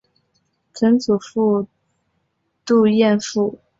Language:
Chinese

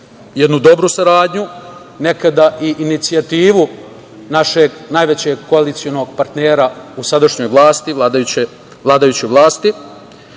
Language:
Serbian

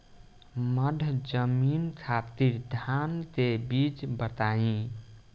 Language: Bhojpuri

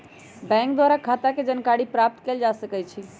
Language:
Magahi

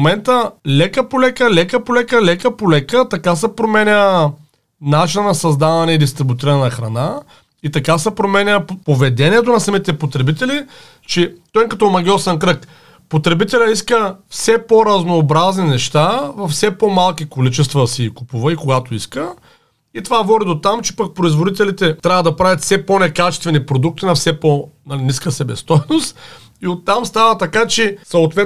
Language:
Bulgarian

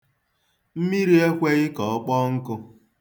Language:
Igbo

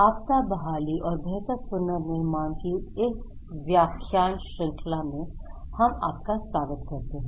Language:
Hindi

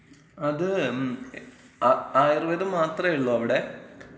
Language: Malayalam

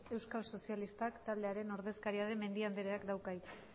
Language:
Basque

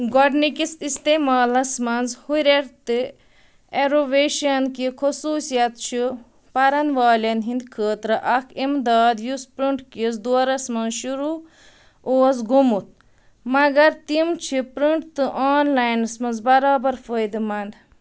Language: Kashmiri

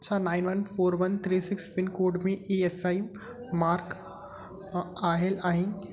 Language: Sindhi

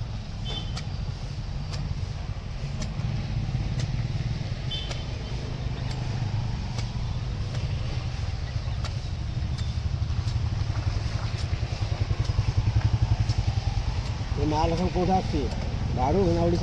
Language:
Odia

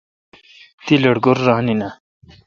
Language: Kalkoti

